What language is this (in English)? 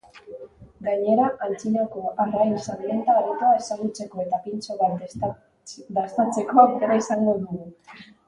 Basque